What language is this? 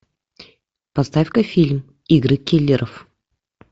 Russian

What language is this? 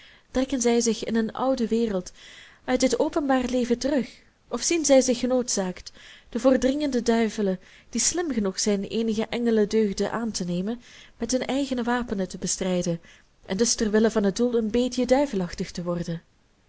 Dutch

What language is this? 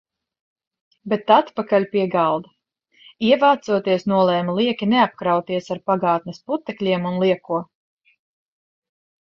Latvian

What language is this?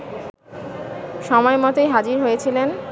Bangla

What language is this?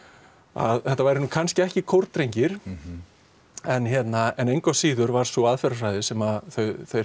Icelandic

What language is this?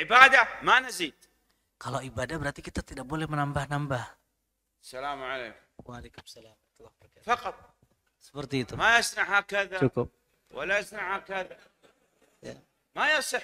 Indonesian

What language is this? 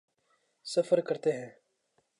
Urdu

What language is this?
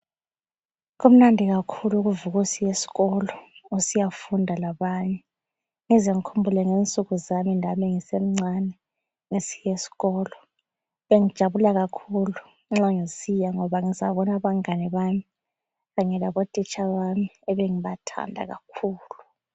North Ndebele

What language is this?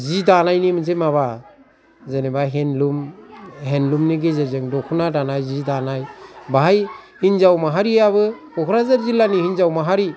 Bodo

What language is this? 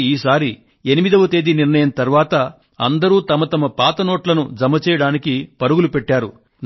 Telugu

